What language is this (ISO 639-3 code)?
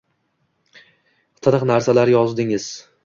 uzb